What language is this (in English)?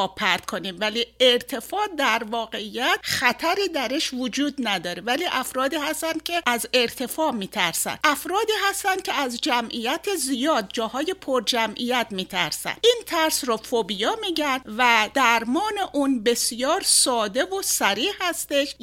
Persian